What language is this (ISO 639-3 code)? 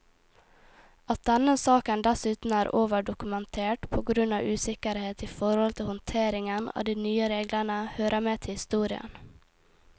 nor